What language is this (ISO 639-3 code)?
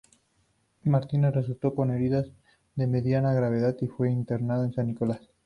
spa